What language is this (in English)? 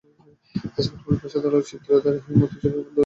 Bangla